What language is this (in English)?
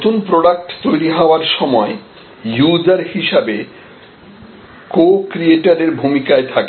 Bangla